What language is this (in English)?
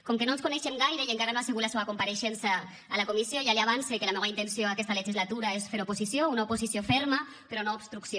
Catalan